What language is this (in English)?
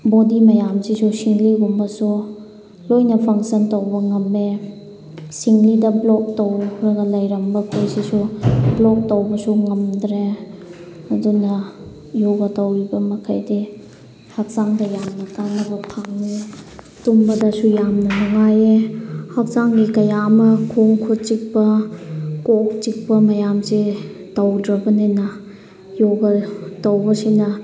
Manipuri